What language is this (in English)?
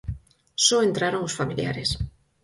Galician